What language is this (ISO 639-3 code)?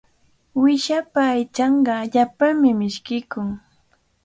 qvl